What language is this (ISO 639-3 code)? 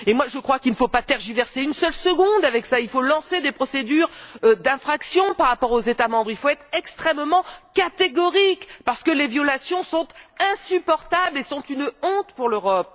fra